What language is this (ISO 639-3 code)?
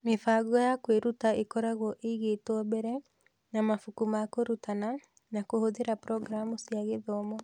kik